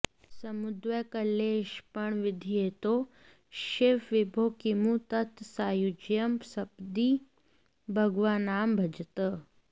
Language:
Sanskrit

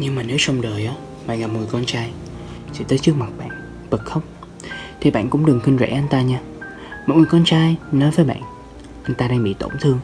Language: Vietnamese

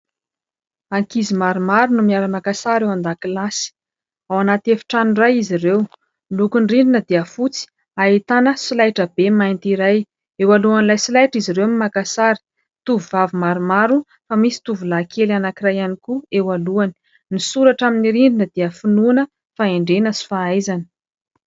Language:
Malagasy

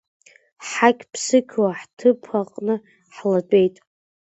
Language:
Abkhazian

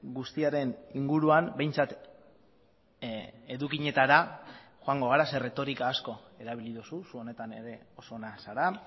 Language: Basque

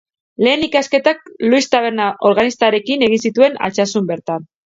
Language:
Basque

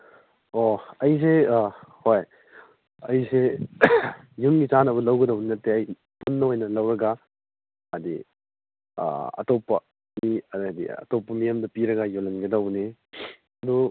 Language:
Manipuri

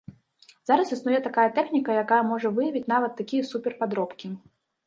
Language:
Belarusian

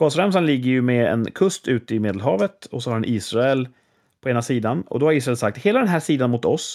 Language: Swedish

